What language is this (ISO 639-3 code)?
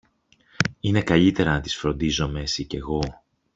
ell